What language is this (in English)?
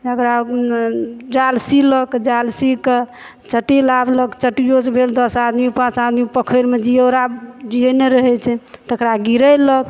Maithili